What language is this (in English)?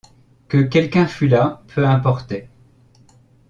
French